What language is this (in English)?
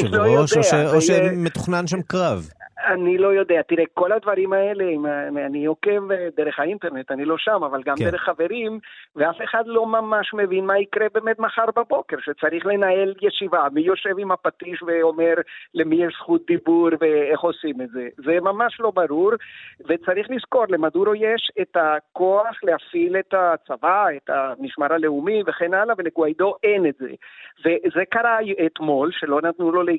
Hebrew